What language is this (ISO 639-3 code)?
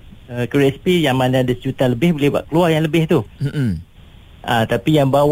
msa